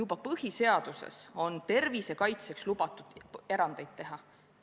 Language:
Estonian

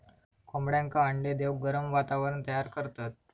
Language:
Marathi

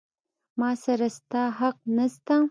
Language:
Pashto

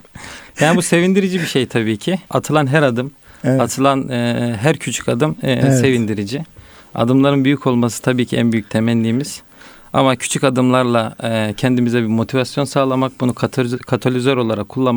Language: Turkish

